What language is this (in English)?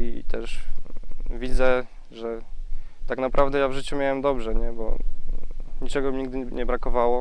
Polish